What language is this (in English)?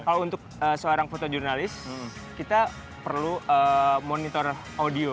Indonesian